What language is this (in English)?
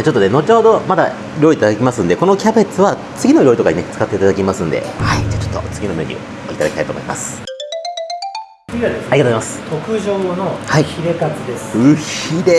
Japanese